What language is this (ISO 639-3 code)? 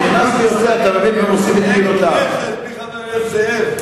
heb